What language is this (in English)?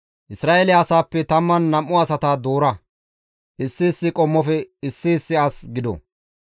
Gamo